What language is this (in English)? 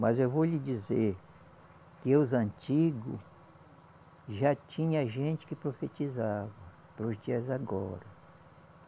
Portuguese